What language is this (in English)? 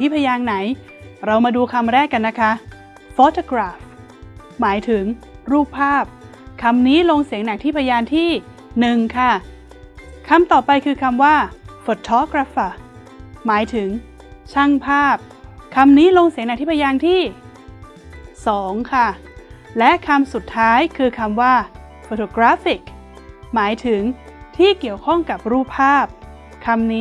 Thai